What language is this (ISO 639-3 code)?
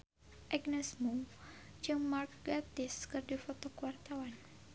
sun